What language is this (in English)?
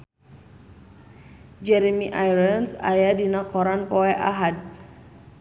Sundanese